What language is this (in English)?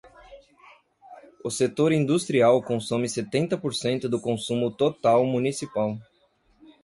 Portuguese